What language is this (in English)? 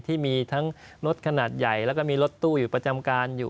Thai